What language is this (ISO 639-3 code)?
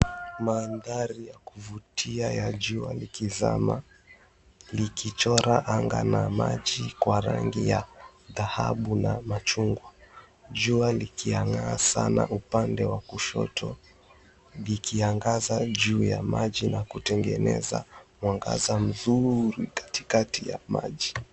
swa